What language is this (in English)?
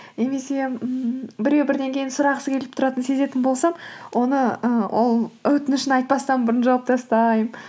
Kazakh